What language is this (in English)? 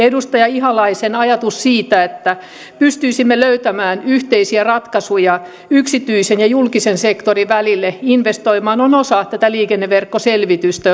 Finnish